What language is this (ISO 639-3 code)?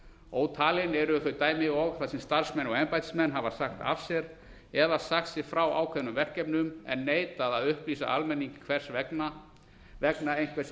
isl